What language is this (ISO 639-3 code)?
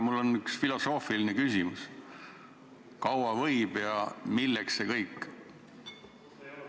est